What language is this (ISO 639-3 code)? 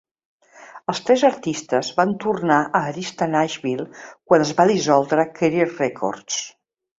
cat